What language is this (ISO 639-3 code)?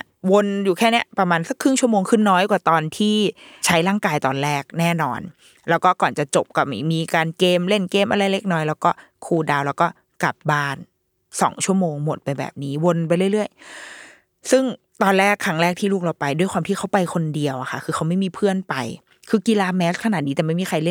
tha